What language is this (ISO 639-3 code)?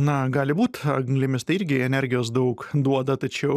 lit